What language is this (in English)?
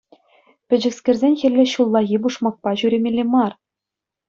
Chuvash